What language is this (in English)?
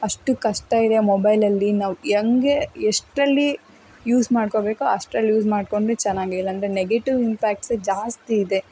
Kannada